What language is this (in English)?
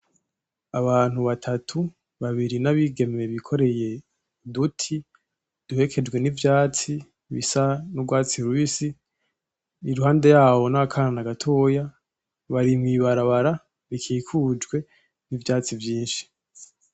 Rundi